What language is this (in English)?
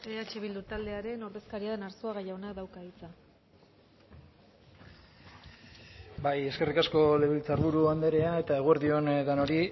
Basque